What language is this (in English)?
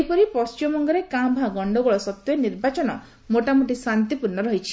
Odia